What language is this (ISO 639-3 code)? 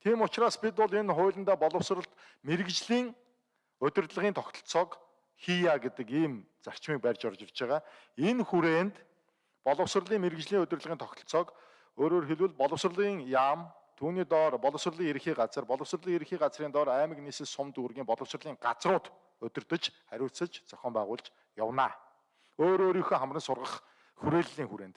tur